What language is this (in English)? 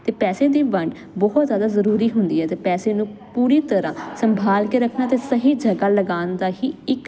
Punjabi